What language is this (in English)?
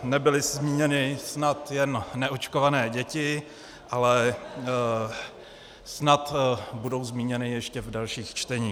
Czech